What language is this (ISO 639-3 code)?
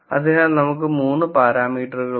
mal